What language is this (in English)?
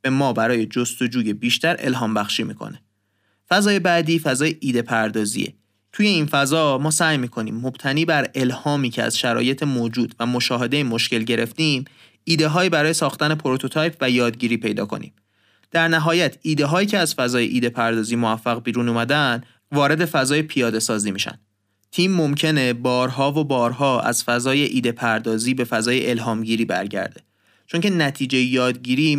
Persian